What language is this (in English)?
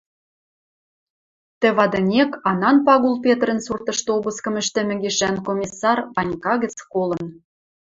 Western Mari